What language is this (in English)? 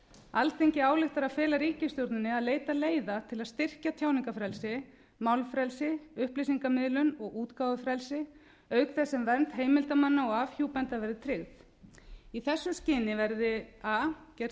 Icelandic